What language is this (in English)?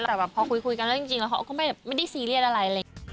Thai